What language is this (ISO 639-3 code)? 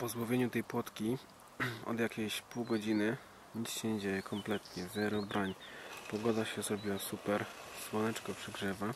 pol